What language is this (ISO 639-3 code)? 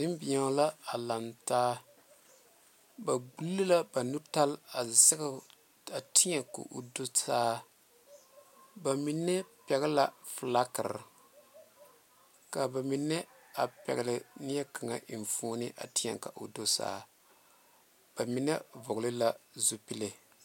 dga